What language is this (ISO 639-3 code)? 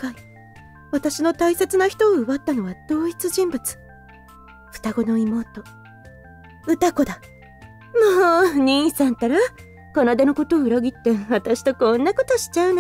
jpn